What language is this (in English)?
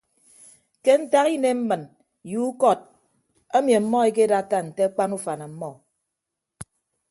Ibibio